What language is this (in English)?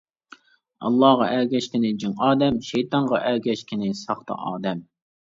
Uyghur